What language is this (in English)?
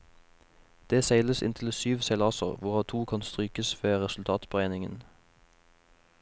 Norwegian